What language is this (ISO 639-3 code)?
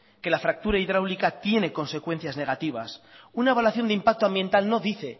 spa